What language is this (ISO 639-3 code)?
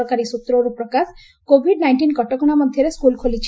ori